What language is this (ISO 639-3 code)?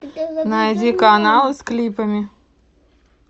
rus